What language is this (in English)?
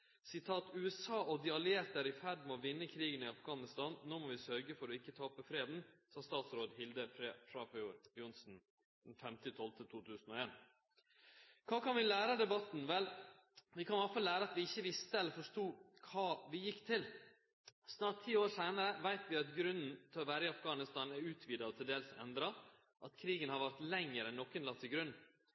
Norwegian Nynorsk